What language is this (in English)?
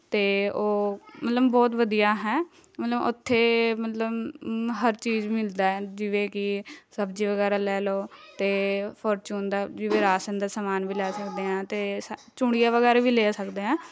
Punjabi